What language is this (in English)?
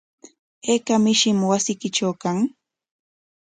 Corongo Ancash Quechua